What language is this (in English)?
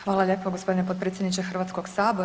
Croatian